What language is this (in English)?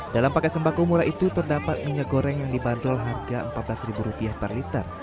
Indonesian